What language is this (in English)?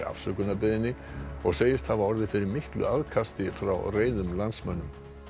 Icelandic